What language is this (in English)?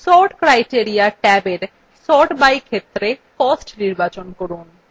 Bangla